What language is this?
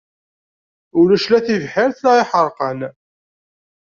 Kabyle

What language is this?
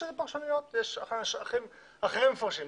Hebrew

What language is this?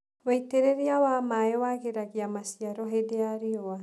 Kikuyu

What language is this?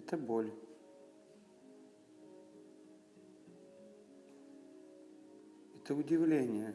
Russian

